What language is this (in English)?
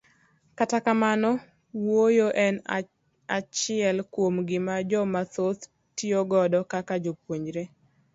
Luo (Kenya and Tanzania)